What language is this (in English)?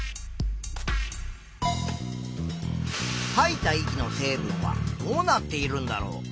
Japanese